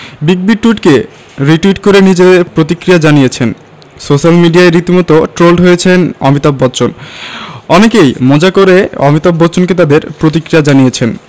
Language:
Bangla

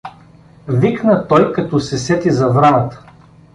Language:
Bulgarian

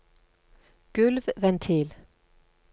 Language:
Norwegian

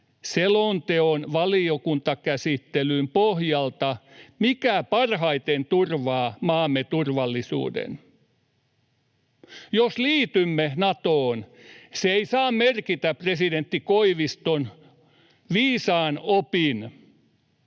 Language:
Finnish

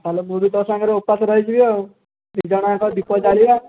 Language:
Odia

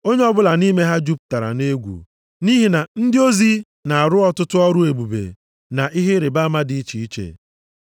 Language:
Igbo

